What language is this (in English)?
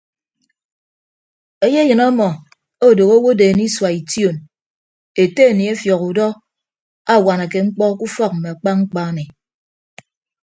Ibibio